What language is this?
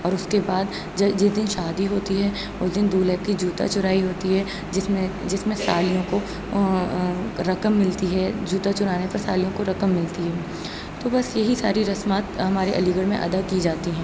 Urdu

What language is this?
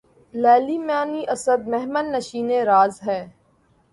Urdu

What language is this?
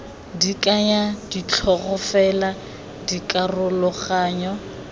Tswana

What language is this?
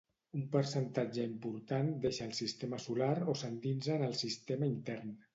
Catalan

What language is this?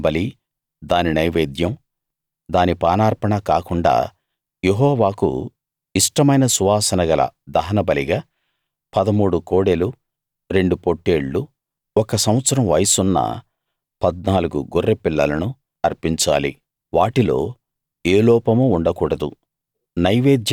Telugu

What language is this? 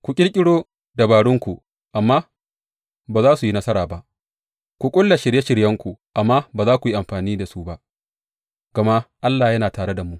Hausa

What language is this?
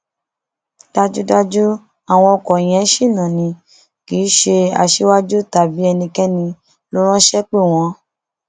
Yoruba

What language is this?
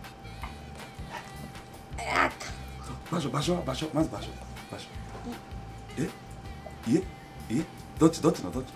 Japanese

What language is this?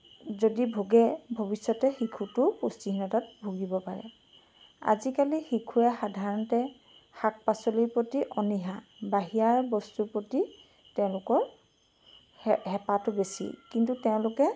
Assamese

